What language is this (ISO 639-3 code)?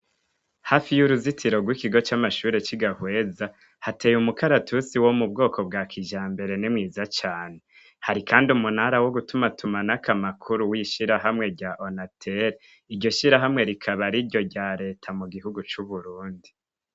run